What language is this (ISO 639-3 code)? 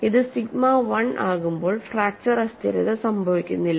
mal